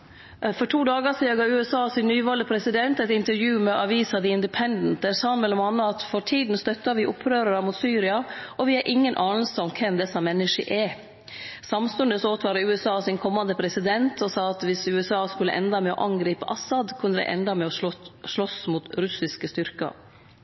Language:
Norwegian Nynorsk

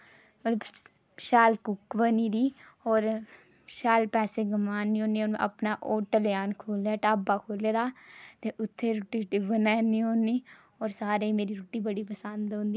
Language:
Dogri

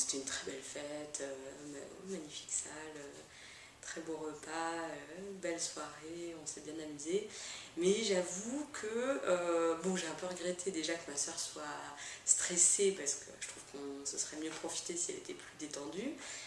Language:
French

